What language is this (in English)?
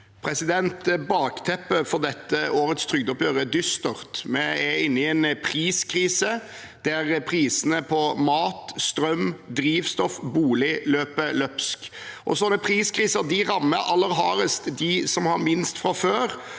Norwegian